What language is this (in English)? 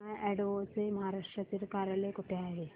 Marathi